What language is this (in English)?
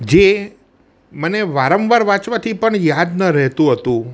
Gujarati